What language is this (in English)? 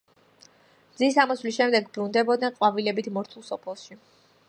Georgian